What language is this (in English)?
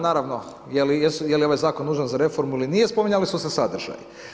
Croatian